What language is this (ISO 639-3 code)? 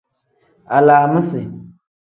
kdh